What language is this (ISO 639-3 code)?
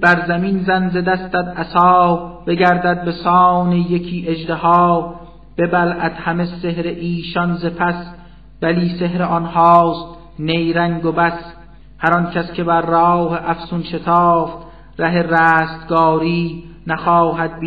fas